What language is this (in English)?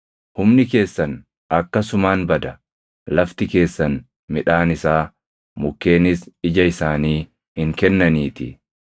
Oromo